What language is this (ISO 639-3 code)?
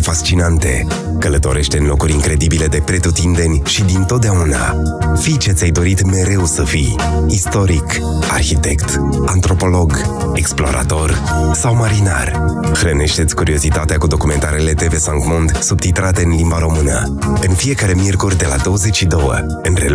ron